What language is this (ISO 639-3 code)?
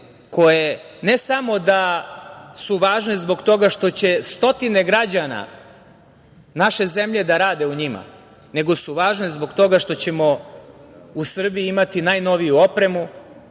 srp